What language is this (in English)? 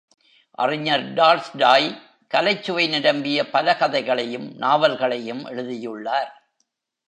Tamil